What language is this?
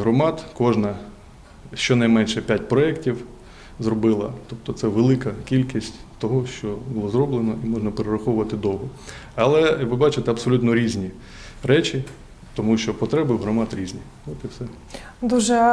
Ukrainian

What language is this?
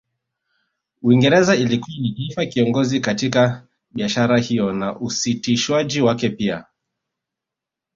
Swahili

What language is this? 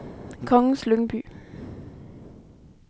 Danish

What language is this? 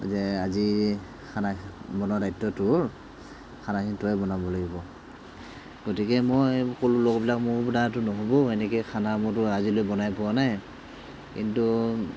Assamese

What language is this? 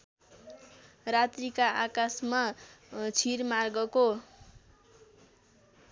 Nepali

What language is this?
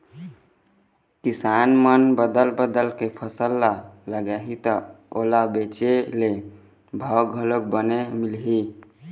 Chhattisgarhi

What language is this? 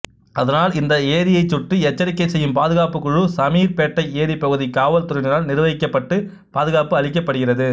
Tamil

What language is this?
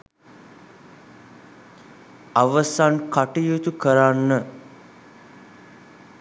Sinhala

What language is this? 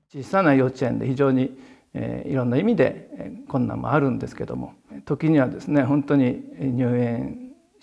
Japanese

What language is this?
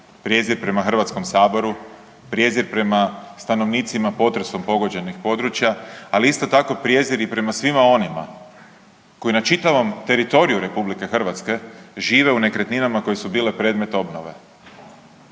Croatian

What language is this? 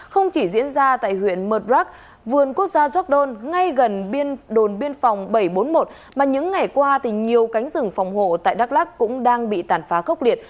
Vietnamese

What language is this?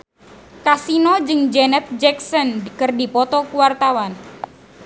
Sundanese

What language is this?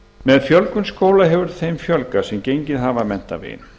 Icelandic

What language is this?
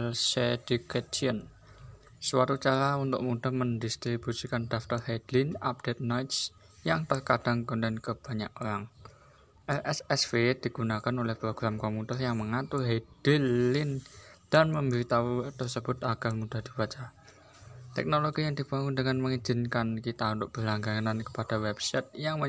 Indonesian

